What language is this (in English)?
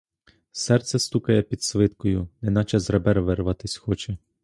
Ukrainian